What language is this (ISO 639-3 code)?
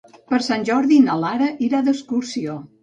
cat